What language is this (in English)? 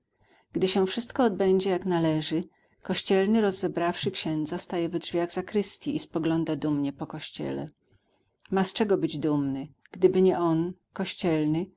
Polish